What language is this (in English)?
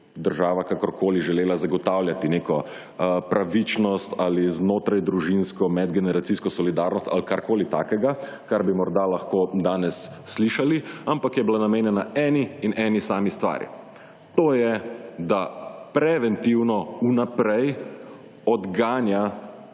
Slovenian